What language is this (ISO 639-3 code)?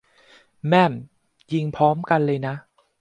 tha